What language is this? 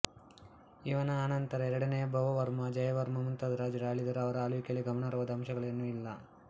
Kannada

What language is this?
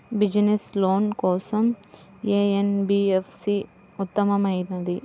Telugu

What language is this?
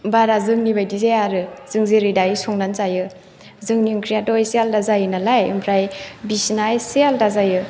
Bodo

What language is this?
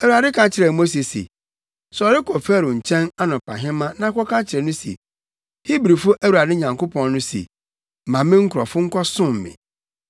Akan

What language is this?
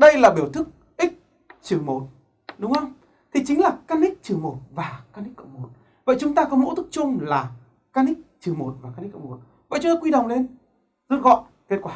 Vietnamese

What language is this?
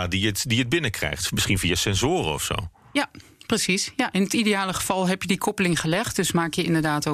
Dutch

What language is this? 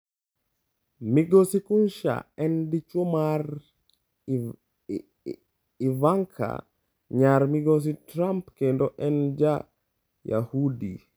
Luo (Kenya and Tanzania)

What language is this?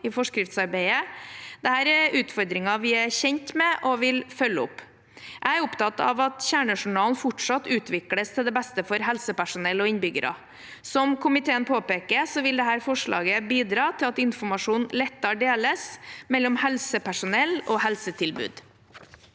Norwegian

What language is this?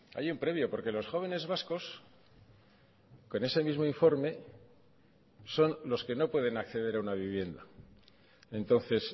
Spanish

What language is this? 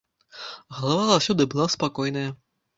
Belarusian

